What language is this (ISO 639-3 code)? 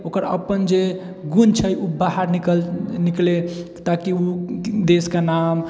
mai